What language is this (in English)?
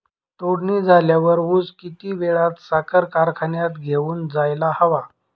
Marathi